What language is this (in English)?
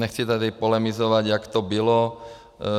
Czech